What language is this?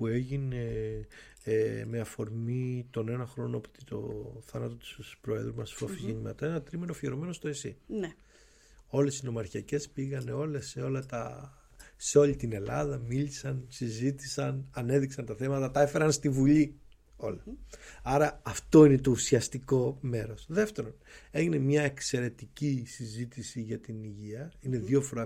Greek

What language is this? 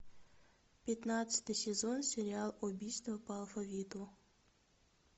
Russian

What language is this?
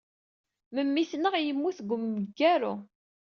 Kabyle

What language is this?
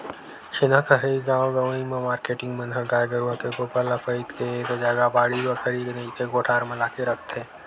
Chhattisgarhi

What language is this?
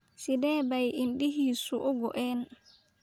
Somali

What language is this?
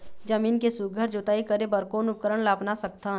Chhattisgarhi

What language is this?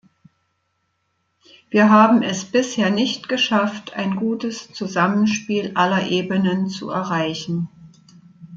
German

